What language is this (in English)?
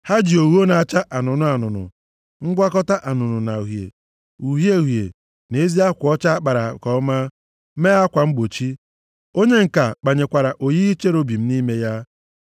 Igbo